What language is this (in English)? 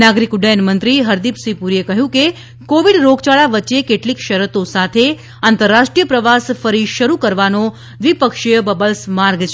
Gujarati